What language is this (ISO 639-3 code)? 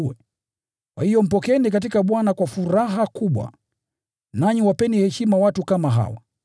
swa